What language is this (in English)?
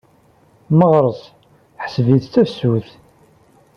Kabyle